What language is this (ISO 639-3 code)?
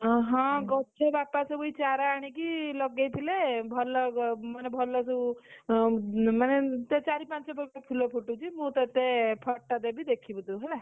ori